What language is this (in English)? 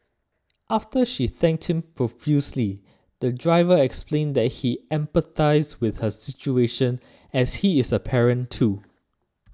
English